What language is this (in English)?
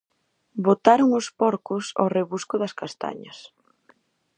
Galician